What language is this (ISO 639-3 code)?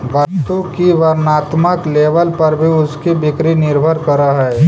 mag